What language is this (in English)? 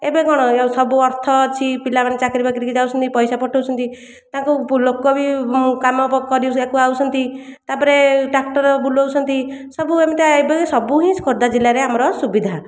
Odia